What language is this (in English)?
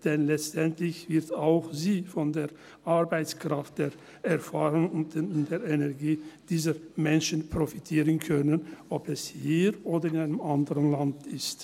Swiss German